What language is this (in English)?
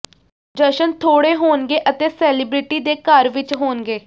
Punjabi